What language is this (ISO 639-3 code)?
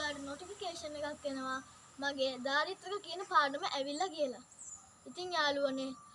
sin